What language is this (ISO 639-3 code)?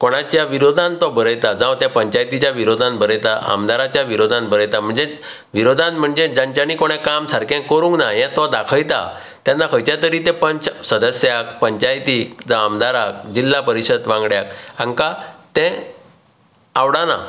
kok